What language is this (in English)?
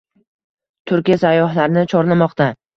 Uzbek